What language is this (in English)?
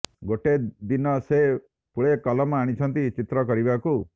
Odia